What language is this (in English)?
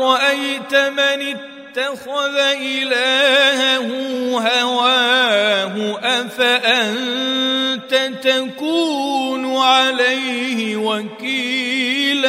Arabic